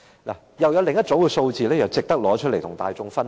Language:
Cantonese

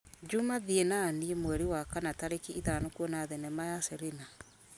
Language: Kikuyu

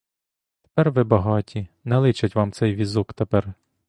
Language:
Ukrainian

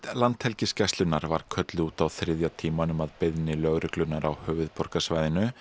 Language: Icelandic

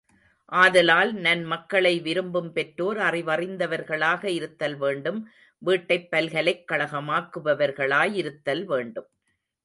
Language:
Tamil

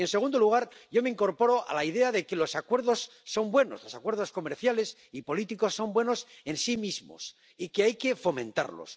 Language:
Spanish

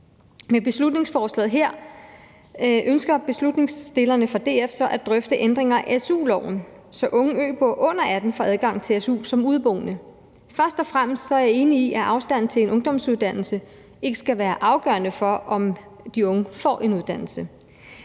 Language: Danish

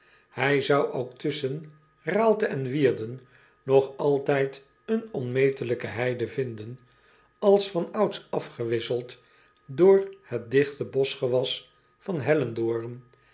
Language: Dutch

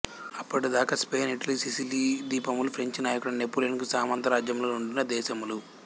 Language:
Telugu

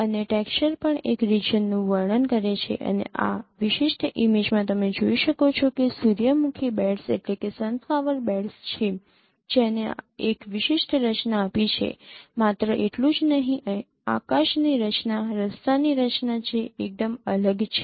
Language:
Gujarati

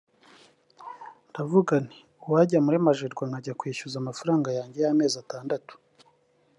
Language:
Kinyarwanda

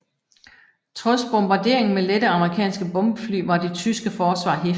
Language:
Danish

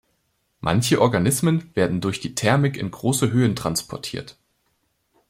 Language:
German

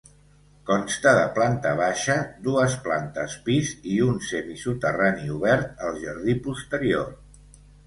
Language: Catalan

